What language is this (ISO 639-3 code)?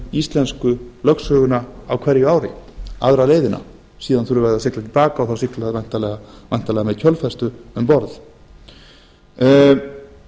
isl